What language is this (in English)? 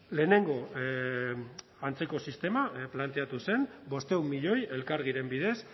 Basque